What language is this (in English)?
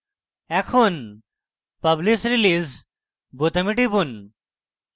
Bangla